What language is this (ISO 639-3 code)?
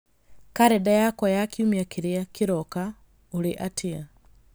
kik